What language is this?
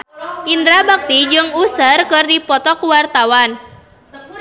Sundanese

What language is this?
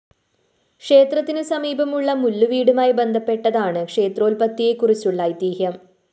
Malayalam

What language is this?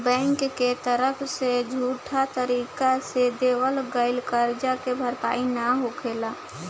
Bhojpuri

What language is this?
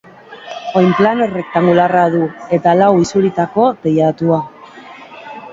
Basque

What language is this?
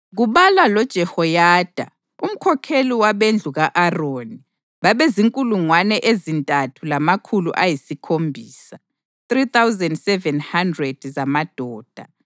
North Ndebele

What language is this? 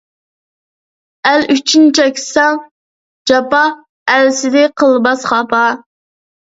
Uyghur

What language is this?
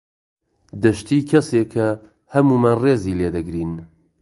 Central Kurdish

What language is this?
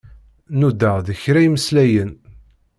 Kabyle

